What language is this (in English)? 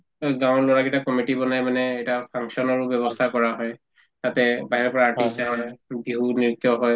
Assamese